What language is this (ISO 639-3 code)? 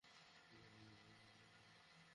ben